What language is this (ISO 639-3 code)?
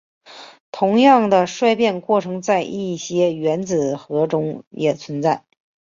zho